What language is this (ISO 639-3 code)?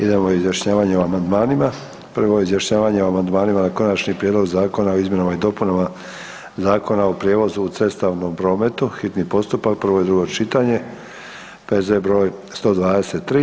hrv